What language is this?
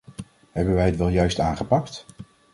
Dutch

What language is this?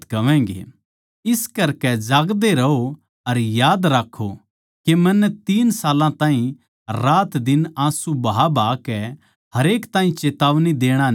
Haryanvi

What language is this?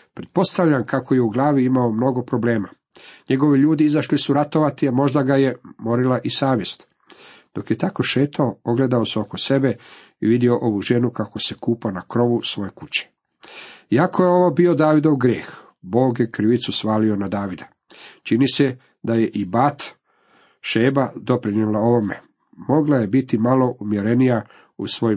Croatian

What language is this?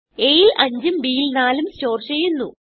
Malayalam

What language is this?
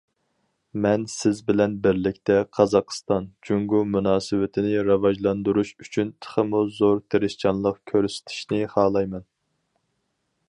Uyghur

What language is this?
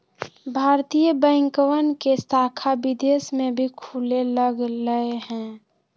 Magahi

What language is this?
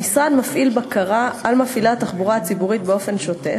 Hebrew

